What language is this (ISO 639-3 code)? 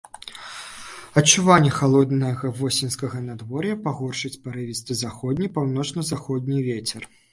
bel